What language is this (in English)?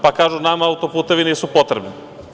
Serbian